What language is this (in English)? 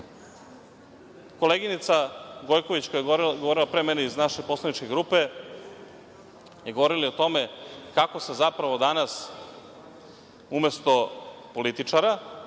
Serbian